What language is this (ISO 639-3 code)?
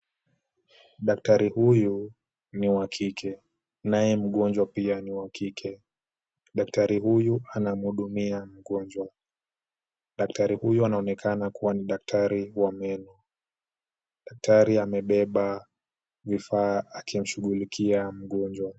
swa